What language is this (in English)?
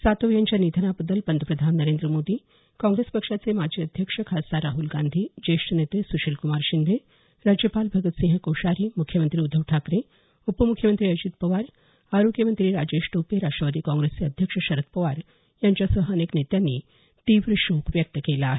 Marathi